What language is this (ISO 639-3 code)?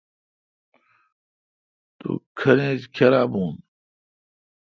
xka